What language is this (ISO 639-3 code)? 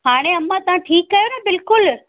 snd